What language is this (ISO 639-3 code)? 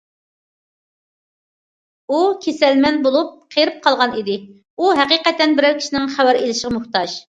uig